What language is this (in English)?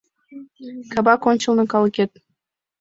Mari